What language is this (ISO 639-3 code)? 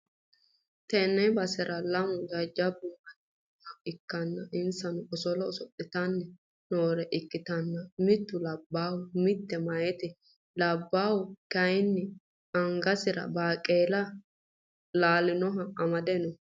sid